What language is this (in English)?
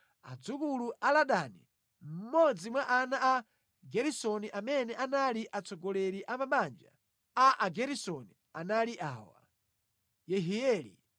Nyanja